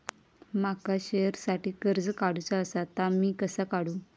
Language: Marathi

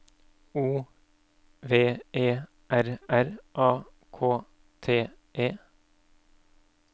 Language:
Norwegian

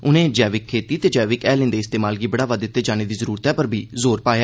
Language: Dogri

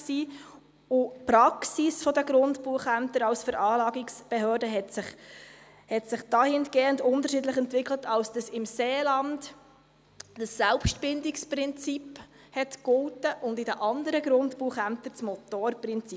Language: Swiss German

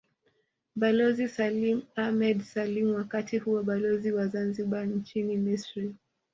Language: Swahili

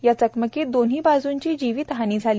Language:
Marathi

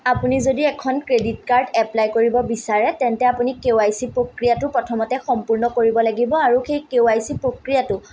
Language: Assamese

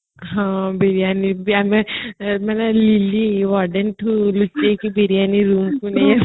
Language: Odia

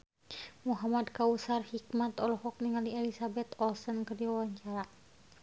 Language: Sundanese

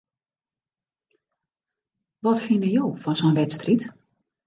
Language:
Western Frisian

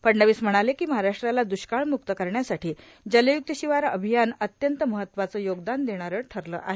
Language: Marathi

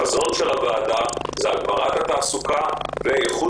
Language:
Hebrew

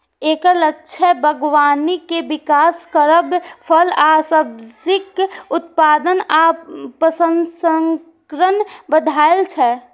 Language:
Maithili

